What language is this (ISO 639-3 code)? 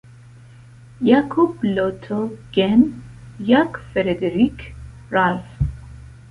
epo